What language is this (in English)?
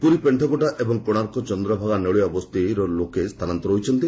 Odia